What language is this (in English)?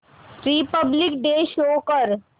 Marathi